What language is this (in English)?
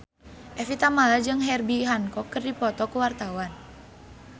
Sundanese